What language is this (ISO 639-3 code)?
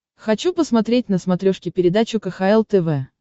rus